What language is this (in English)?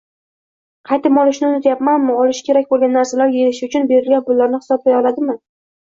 Uzbek